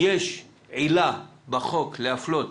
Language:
Hebrew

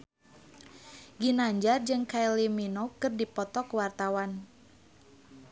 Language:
Sundanese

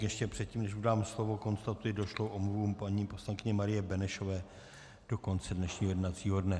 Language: Czech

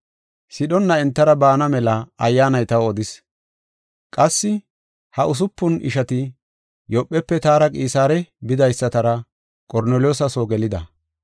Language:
Gofa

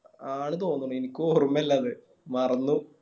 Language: Malayalam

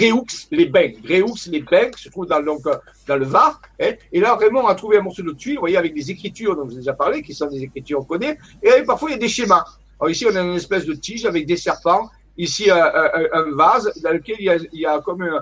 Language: French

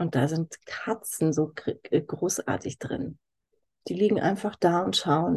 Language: German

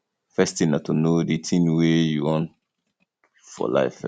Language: Nigerian Pidgin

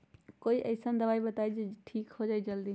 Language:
Magahi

